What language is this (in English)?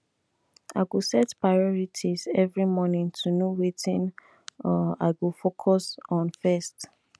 Nigerian Pidgin